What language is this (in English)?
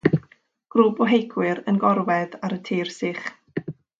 Welsh